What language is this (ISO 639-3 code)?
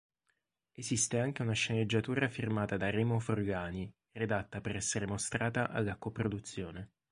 ita